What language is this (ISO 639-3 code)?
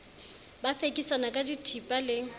sot